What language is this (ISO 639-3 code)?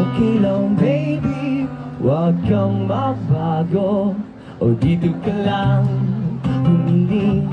tha